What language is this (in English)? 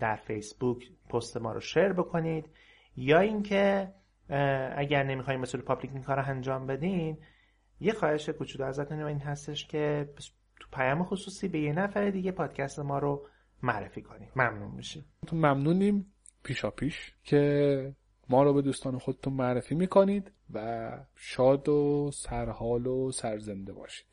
Persian